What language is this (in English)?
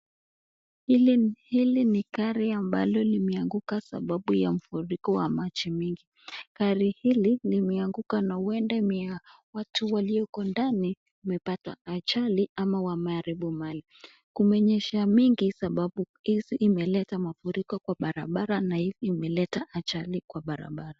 Swahili